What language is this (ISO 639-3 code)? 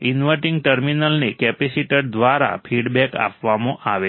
guj